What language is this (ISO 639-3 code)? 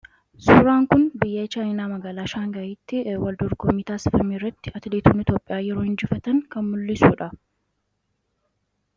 orm